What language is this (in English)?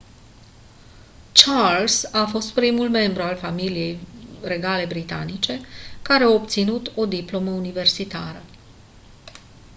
Romanian